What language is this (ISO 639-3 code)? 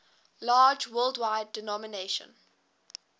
eng